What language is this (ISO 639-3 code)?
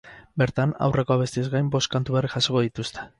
eus